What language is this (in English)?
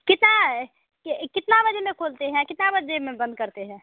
Hindi